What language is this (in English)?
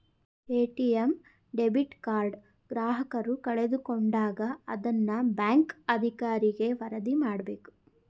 Kannada